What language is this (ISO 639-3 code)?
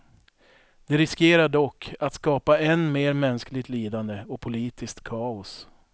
swe